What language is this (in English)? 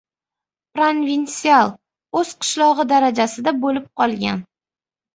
Uzbek